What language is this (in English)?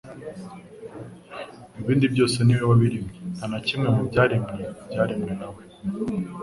Kinyarwanda